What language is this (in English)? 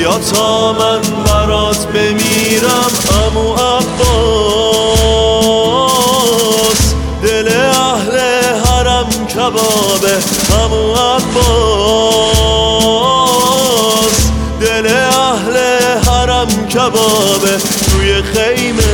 Persian